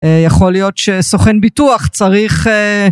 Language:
Hebrew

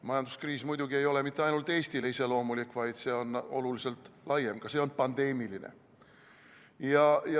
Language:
Estonian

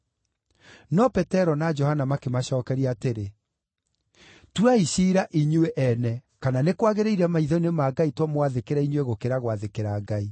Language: Kikuyu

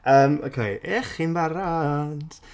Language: Welsh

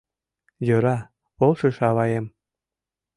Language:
Mari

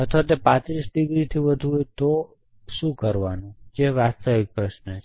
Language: Gujarati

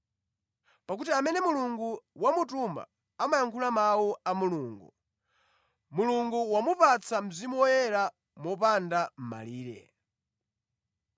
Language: Nyanja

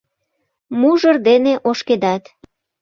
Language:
Mari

